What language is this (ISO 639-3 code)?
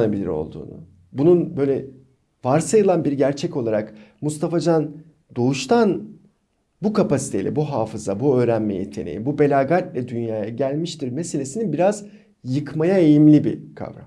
tur